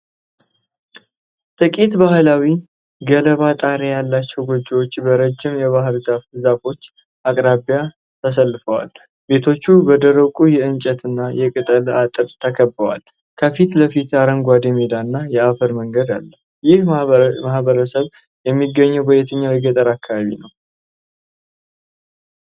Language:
Amharic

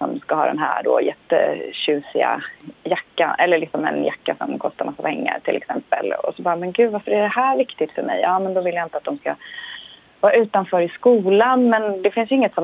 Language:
Swedish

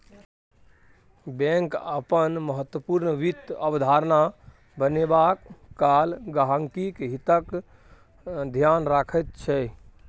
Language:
Maithili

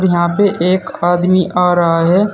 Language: Hindi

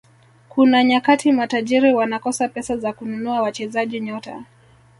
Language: Swahili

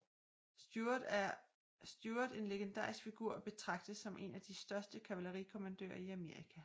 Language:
Danish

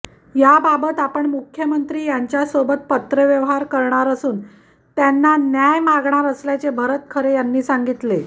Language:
Marathi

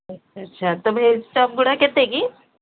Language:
Odia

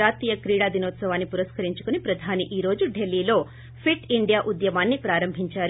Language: Telugu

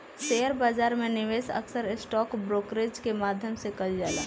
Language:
Bhojpuri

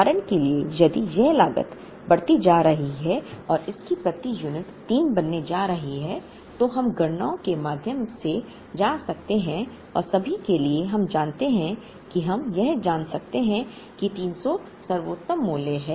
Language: Hindi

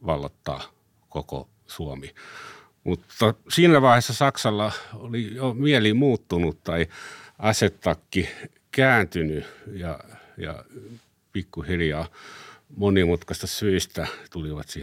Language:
Finnish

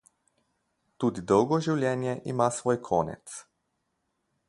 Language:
Slovenian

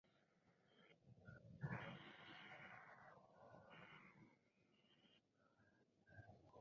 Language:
Spanish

